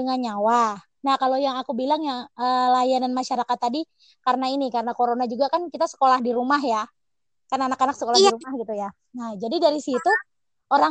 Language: Indonesian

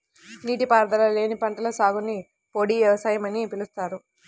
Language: Telugu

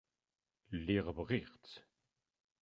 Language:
Kabyle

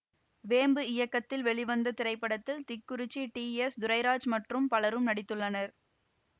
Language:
Tamil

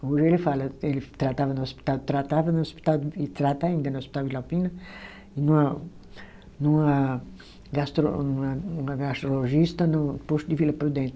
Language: Portuguese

